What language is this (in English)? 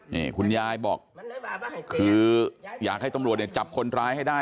Thai